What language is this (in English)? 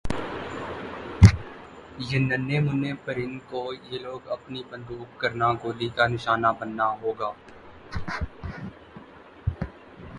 Urdu